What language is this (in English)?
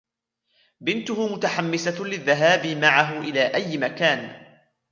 Arabic